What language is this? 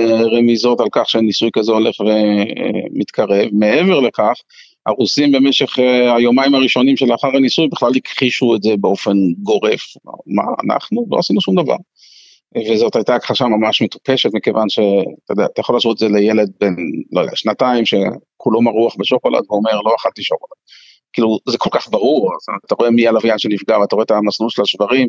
Hebrew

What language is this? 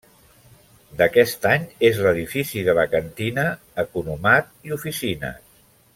Catalan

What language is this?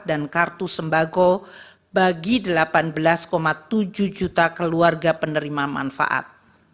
Indonesian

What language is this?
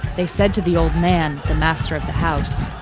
English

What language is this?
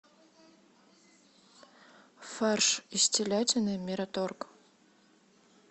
Russian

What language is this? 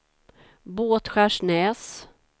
Swedish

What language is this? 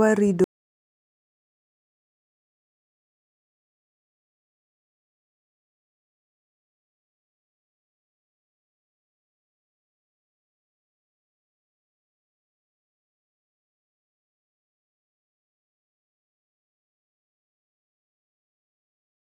Luo (Kenya and Tanzania)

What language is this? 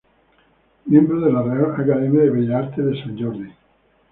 Spanish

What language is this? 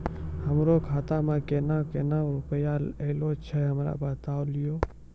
Maithili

